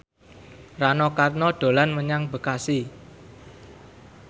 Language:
Javanese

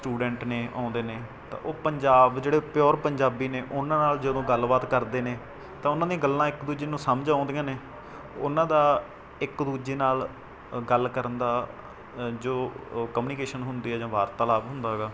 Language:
Punjabi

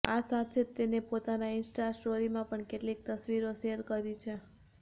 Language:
Gujarati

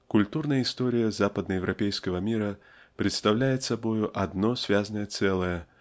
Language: Russian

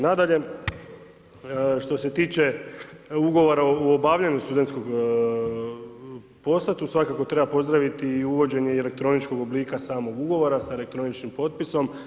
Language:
Croatian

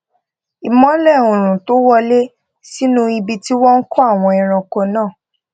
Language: Yoruba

